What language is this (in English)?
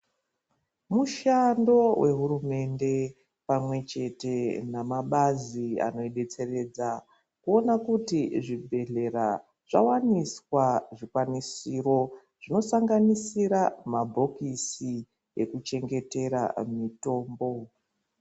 Ndau